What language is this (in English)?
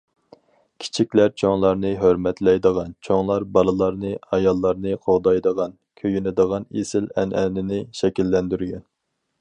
Uyghur